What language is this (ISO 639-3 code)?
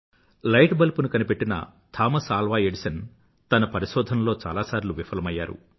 tel